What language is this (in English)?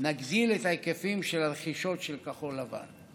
Hebrew